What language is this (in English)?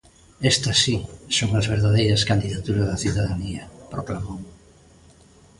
Galician